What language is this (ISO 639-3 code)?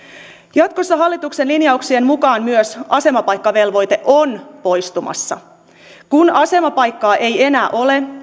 fin